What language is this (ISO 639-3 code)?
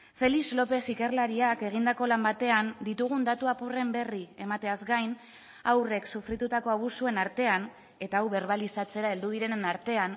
eus